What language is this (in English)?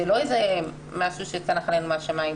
Hebrew